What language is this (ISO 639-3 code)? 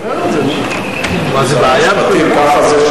heb